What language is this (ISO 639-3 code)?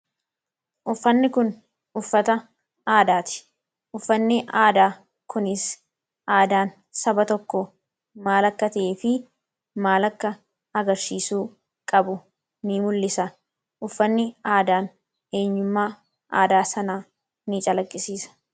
orm